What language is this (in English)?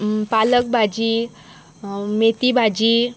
Konkani